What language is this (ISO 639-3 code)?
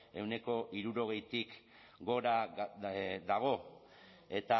eus